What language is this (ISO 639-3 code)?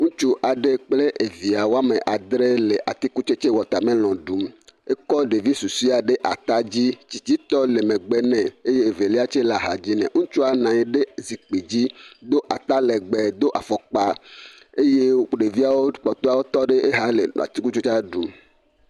ewe